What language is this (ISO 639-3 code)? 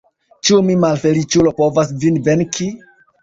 epo